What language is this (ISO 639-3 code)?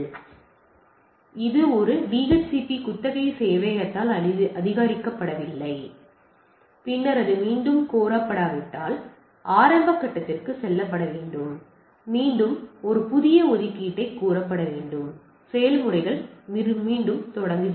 tam